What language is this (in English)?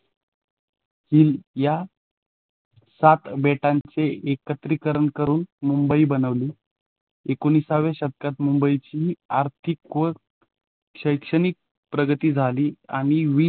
Marathi